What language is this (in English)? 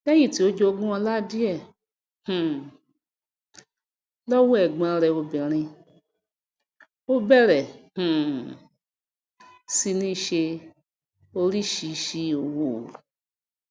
Yoruba